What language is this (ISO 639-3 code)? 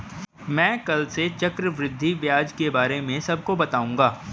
hin